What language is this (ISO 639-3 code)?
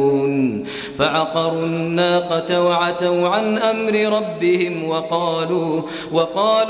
ara